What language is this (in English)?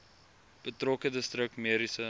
Afrikaans